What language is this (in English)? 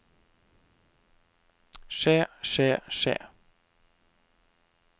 Norwegian